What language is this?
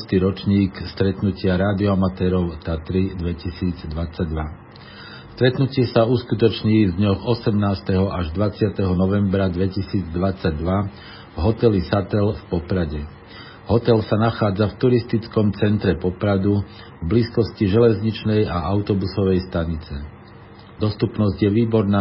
Slovak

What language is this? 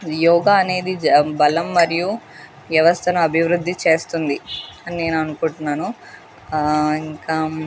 Telugu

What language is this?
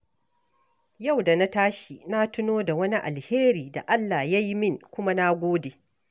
Hausa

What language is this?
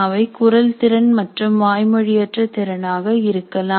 Tamil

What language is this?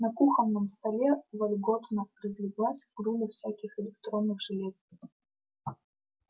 Russian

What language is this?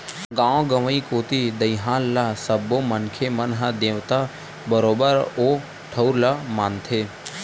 Chhattisgarhi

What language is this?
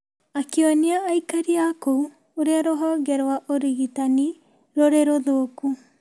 Kikuyu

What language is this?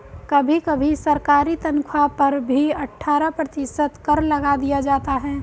Hindi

